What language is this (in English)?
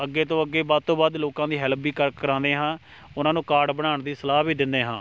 Punjabi